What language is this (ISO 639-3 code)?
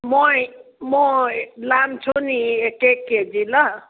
nep